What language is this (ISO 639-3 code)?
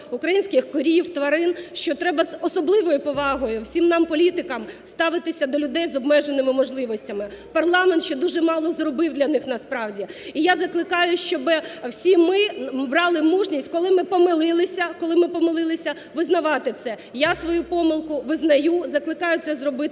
ukr